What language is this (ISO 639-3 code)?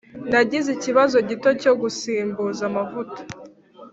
kin